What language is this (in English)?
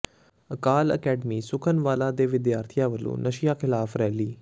Punjabi